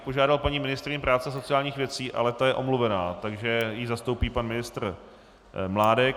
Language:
Czech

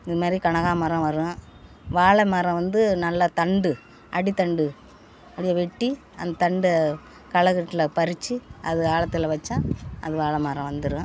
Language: Tamil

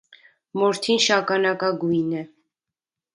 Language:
Armenian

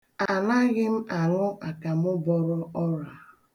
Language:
Igbo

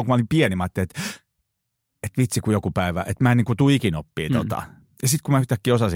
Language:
Finnish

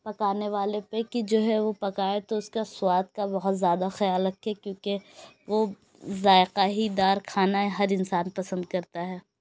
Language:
Urdu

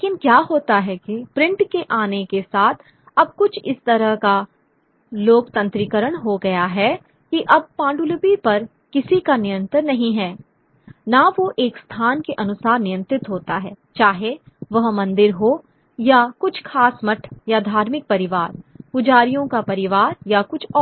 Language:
Hindi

